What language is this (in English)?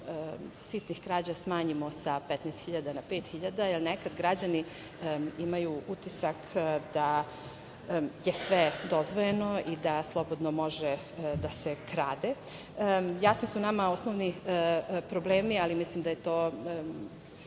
Serbian